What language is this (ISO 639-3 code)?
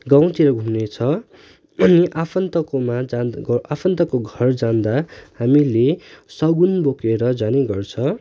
nep